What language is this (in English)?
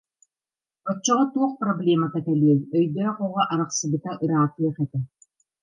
Yakut